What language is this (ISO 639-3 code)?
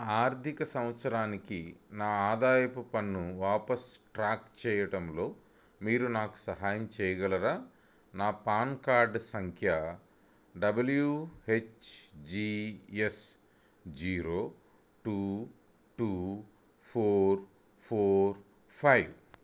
tel